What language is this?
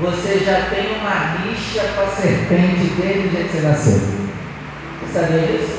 Portuguese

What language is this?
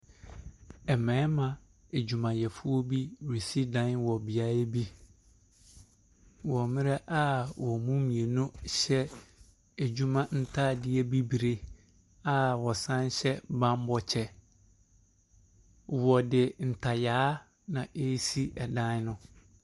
Akan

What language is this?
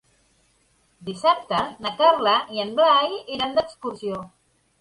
Catalan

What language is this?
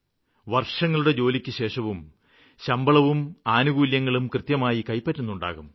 Malayalam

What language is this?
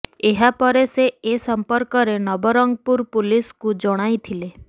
Odia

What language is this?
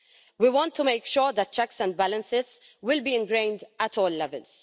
English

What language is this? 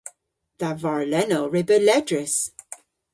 Cornish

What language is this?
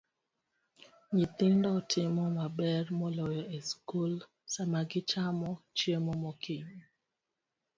Luo (Kenya and Tanzania)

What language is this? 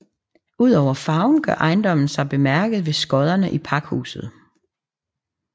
Danish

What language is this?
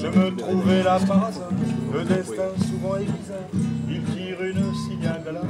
French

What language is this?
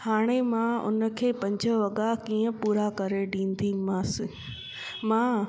Sindhi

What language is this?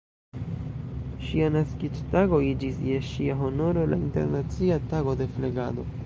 Esperanto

